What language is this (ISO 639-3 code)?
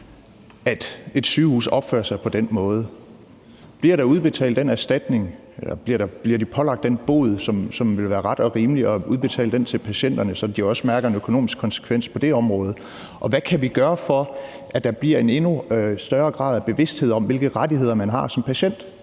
dan